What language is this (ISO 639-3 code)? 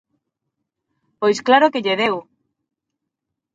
glg